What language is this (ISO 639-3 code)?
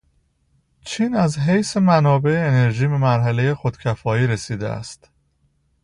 fas